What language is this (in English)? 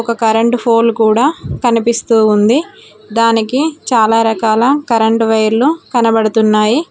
Telugu